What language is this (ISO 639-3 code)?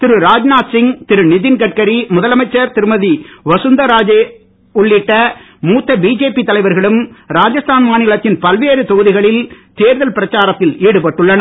tam